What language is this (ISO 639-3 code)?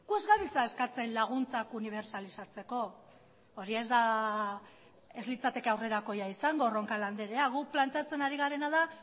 eus